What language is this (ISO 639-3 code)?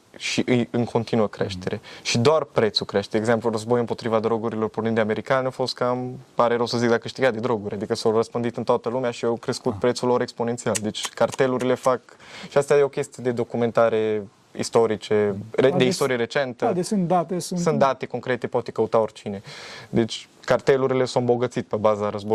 ron